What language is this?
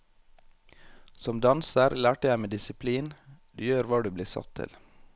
Norwegian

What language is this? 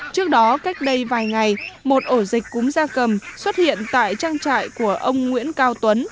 Vietnamese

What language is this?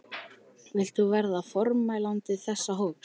Icelandic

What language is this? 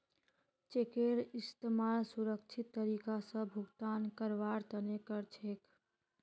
Magahi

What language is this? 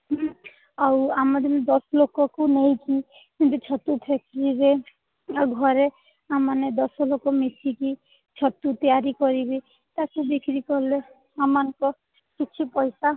Odia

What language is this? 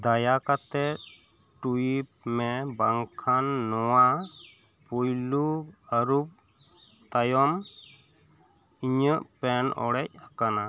Santali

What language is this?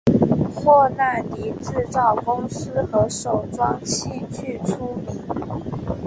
Chinese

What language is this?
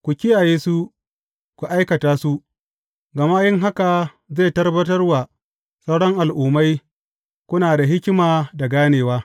Hausa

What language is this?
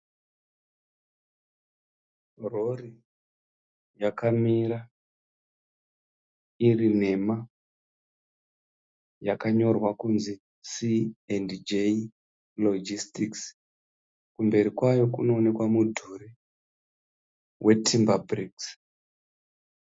Shona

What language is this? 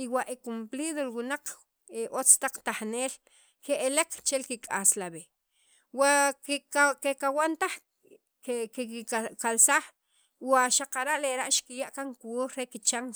Sacapulteco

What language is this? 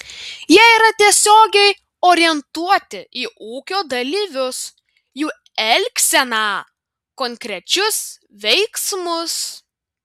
Lithuanian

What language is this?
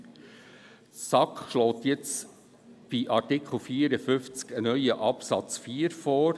Swiss German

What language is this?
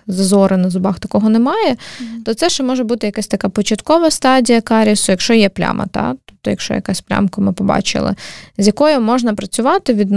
Ukrainian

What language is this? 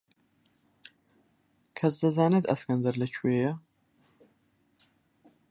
Central Kurdish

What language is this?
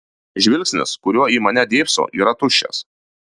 Lithuanian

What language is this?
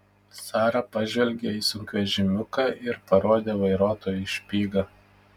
Lithuanian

